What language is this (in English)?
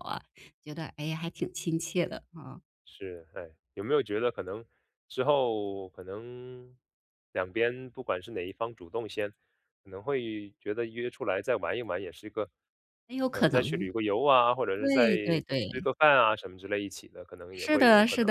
Chinese